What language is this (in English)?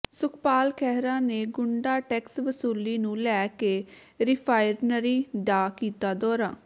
Punjabi